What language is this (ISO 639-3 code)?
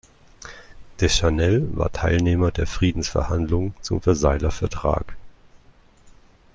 deu